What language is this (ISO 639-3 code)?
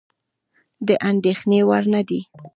pus